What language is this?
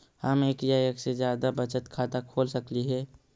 Magahi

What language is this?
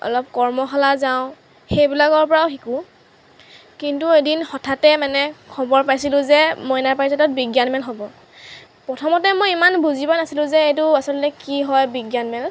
Assamese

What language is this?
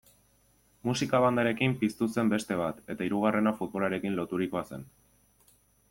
Basque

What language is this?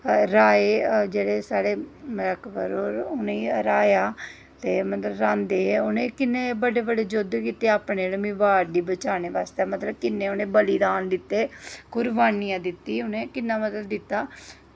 Dogri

